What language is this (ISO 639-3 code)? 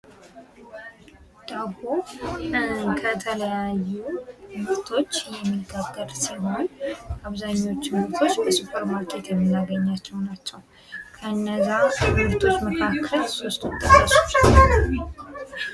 amh